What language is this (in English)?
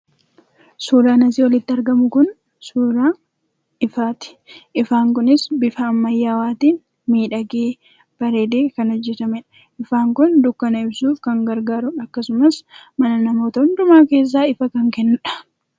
Oromo